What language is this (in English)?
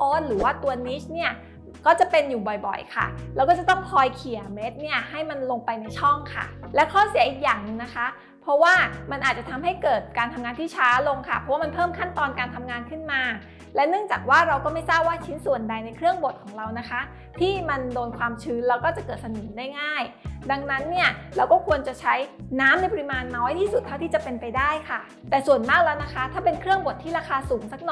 Thai